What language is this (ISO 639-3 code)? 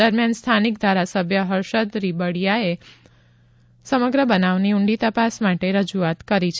guj